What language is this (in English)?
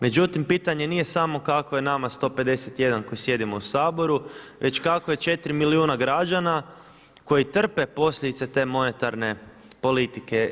Croatian